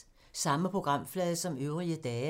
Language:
Danish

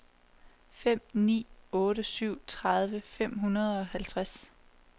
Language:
Danish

